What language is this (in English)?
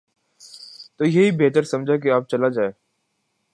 Urdu